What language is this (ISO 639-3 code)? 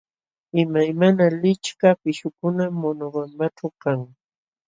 qxw